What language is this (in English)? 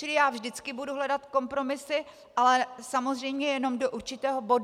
Czech